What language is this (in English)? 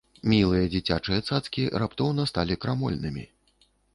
Belarusian